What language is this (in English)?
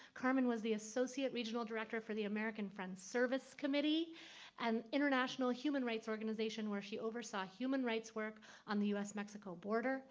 English